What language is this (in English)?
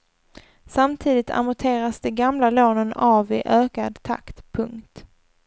Swedish